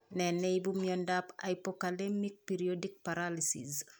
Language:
Kalenjin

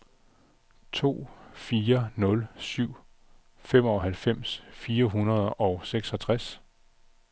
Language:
Danish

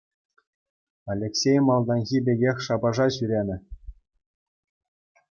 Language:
Chuvash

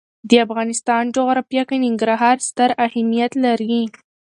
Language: Pashto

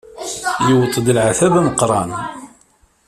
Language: Kabyle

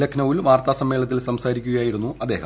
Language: Malayalam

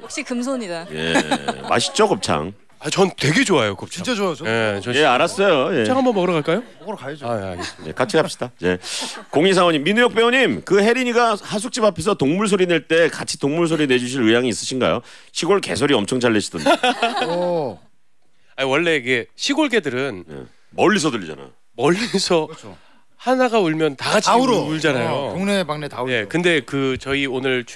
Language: Korean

